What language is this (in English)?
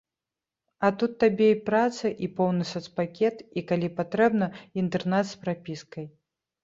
Belarusian